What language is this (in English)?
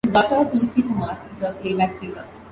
English